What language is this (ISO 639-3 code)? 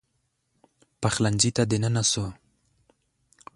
pus